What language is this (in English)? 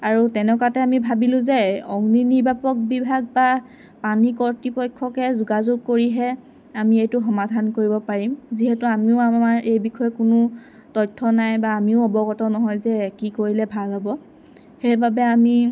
Assamese